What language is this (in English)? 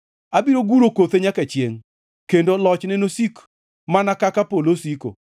Luo (Kenya and Tanzania)